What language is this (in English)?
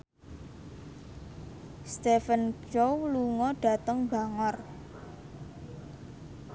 Javanese